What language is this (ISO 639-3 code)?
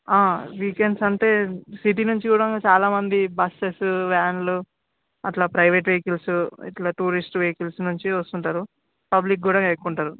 tel